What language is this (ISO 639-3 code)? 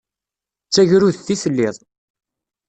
kab